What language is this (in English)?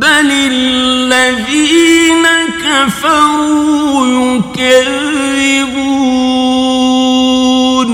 Arabic